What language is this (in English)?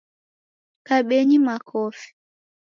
Taita